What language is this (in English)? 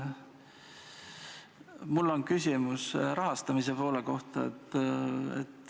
Estonian